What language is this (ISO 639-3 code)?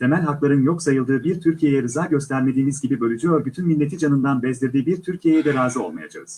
tur